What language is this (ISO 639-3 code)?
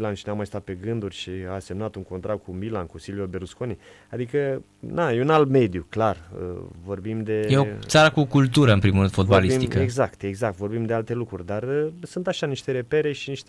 ron